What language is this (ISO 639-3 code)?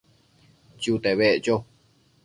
mcf